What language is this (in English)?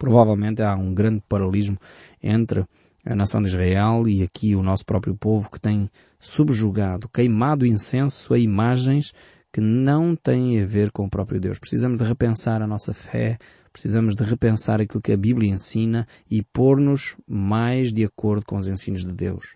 Portuguese